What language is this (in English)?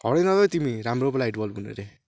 Nepali